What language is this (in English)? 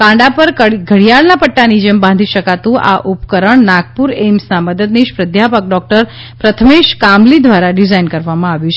Gujarati